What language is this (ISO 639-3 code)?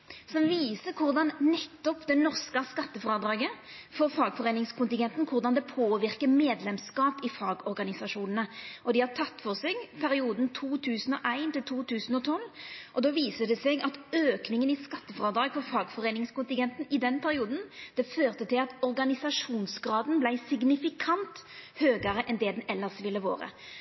nno